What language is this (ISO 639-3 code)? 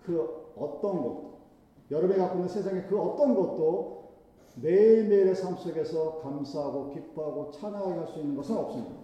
kor